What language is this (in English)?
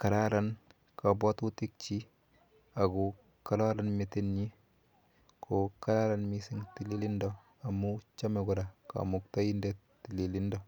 Kalenjin